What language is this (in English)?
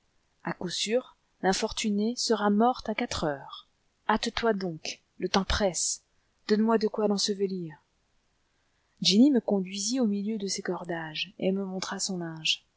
French